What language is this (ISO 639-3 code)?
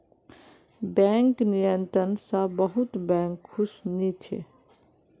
mag